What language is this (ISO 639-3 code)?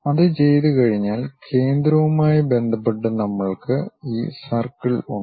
mal